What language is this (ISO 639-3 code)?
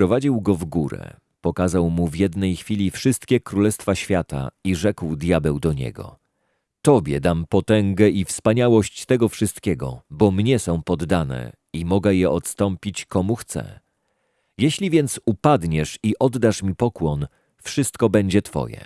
pol